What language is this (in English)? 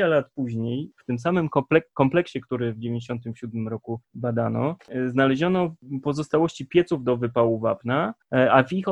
Polish